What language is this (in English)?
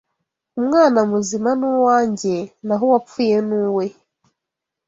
Kinyarwanda